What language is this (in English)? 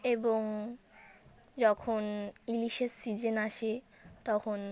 Bangla